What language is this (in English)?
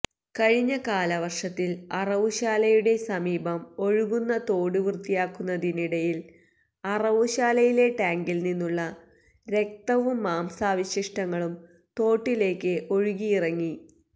Malayalam